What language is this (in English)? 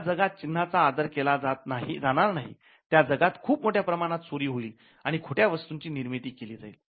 Marathi